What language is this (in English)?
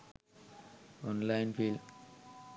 Sinhala